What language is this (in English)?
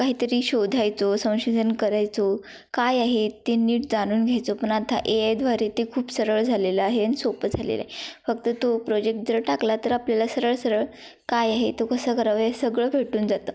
Marathi